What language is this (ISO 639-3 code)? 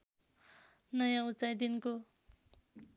nep